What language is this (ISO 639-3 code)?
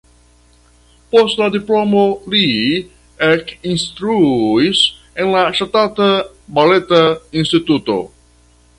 epo